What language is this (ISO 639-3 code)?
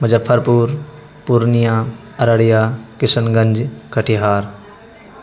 urd